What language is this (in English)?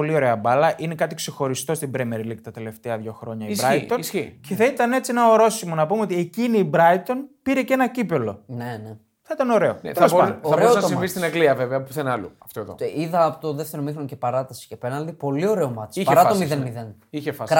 Greek